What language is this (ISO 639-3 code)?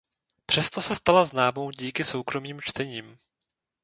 ces